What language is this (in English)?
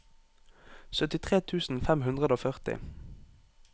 Norwegian